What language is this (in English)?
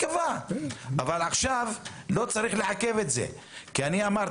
Hebrew